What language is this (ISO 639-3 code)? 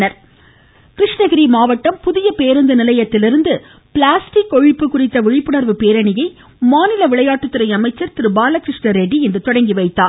tam